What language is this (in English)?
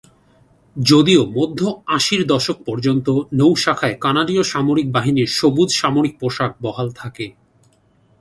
Bangla